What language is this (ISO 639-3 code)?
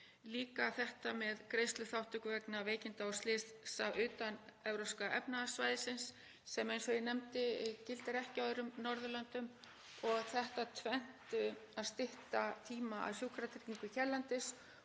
isl